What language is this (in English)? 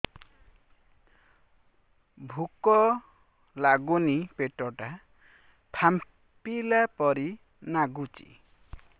Odia